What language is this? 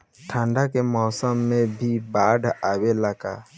Bhojpuri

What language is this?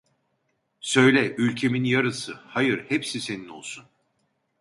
Turkish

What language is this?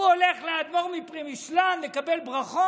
Hebrew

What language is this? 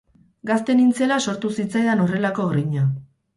Basque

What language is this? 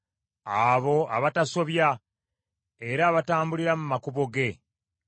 Ganda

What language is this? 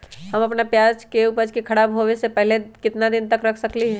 Magahi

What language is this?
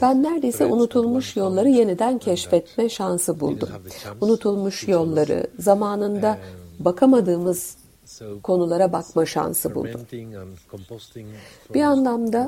Turkish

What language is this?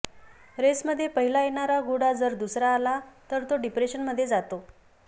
Marathi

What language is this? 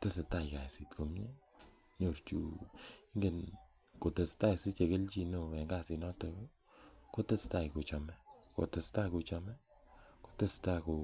Kalenjin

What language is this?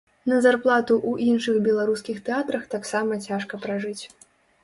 Belarusian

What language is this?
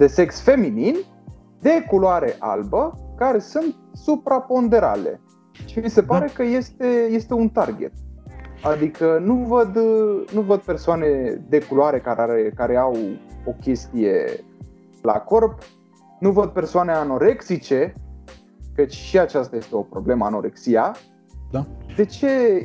Romanian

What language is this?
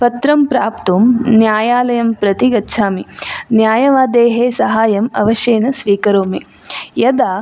Sanskrit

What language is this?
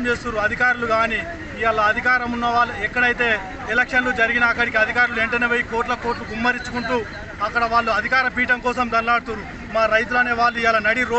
Hindi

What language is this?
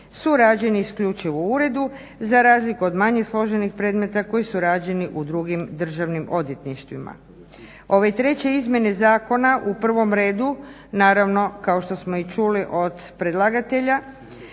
Croatian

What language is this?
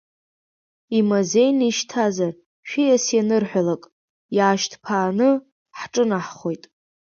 Abkhazian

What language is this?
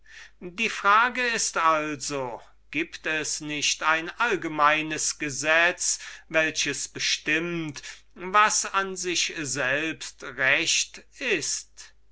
German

